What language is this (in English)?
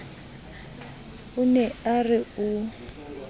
Southern Sotho